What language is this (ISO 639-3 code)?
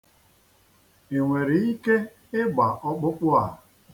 ibo